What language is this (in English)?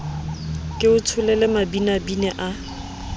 Southern Sotho